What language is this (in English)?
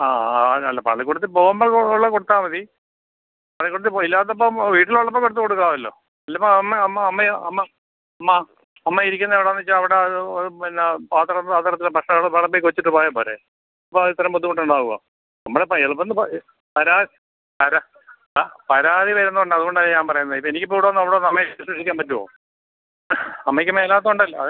Malayalam